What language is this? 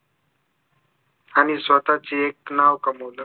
Marathi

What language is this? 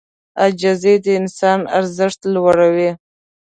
Pashto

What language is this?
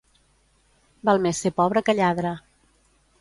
Catalan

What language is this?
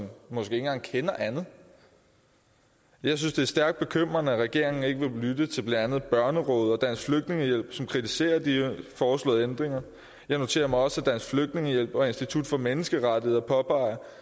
Danish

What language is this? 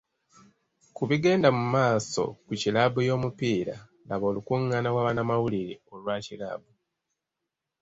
Ganda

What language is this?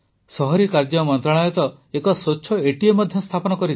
Odia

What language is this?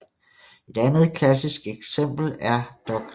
Danish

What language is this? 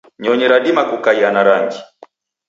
Taita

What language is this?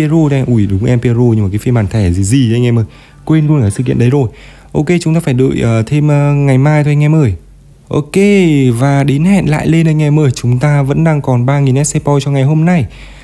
Vietnamese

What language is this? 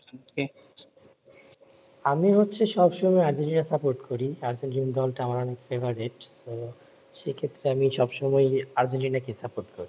Bangla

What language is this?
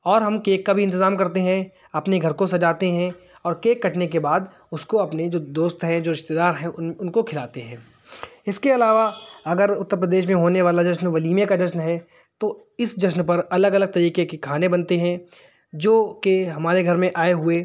Urdu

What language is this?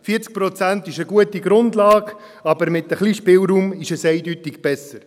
Swiss German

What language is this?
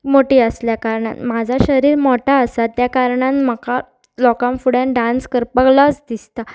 Konkani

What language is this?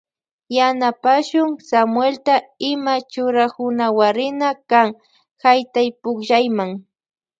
Loja Highland Quichua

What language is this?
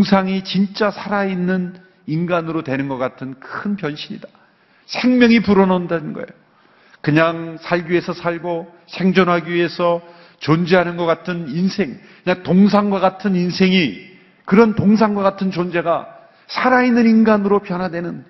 Korean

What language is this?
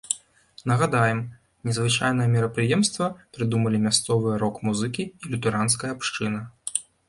Belarusian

